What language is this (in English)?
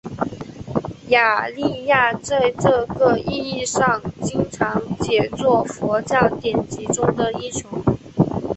Chinese